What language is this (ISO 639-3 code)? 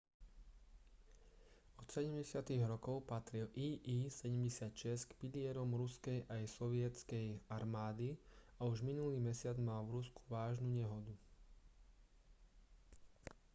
slk